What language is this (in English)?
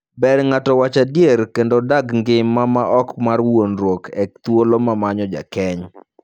Luo (Kenya and Tanzania)